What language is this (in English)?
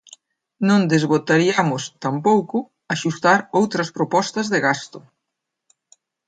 Galician